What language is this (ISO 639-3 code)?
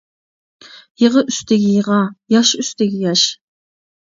uig